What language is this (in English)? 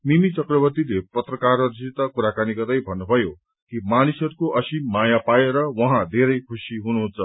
Nepali